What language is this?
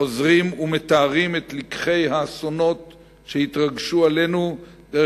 Hebrew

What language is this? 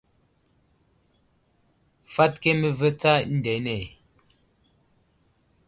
Wuzlam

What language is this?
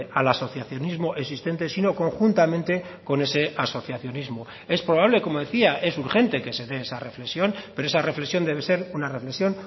Spanish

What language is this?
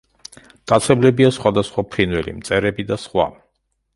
Georgian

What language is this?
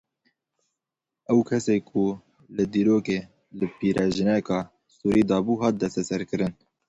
Kurdish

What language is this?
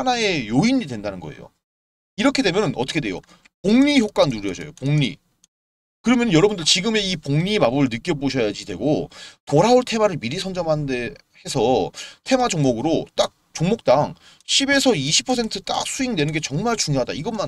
Korean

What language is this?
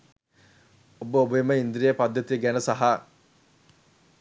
Sinhala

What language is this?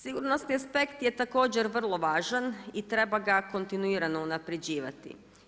Croatian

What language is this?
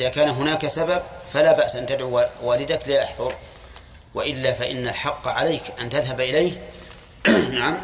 Arabic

